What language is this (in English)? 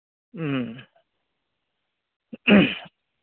Manipuri